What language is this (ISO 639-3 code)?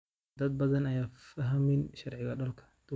som